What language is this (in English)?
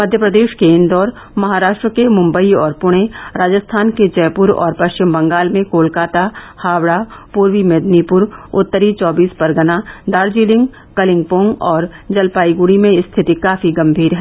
Hindi